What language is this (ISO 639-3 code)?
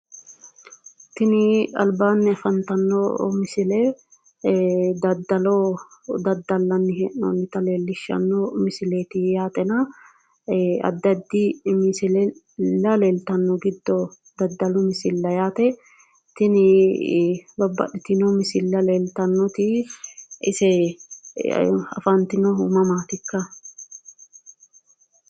sid